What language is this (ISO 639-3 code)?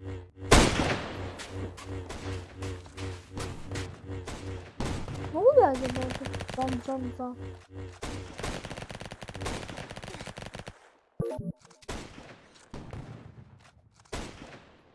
tur